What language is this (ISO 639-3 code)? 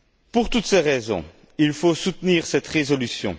fra